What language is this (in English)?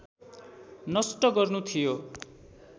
Nepali